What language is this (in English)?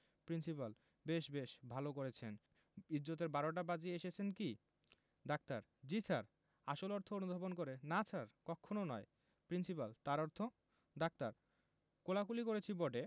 Bangla